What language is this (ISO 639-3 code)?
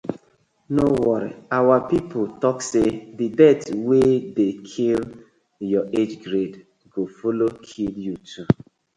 pcm